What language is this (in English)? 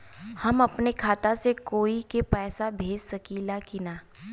Bhojpuri